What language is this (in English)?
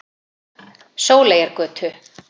Icelandic